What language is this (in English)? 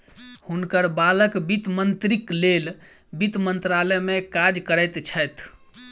Maithili